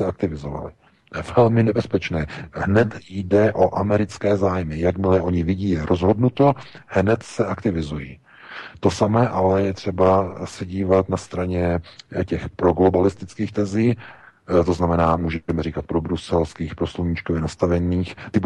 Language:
Czech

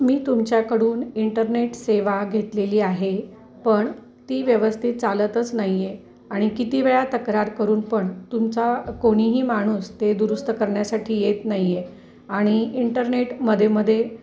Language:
Marathi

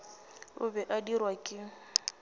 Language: Northern Sotho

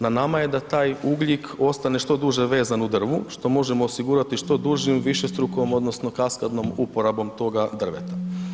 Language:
Croatian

